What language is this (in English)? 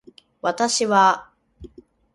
Japanese